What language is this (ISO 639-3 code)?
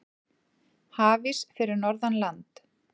isl